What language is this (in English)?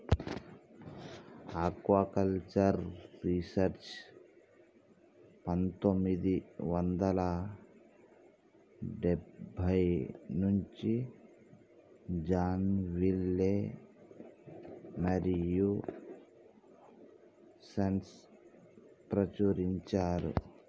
Telugu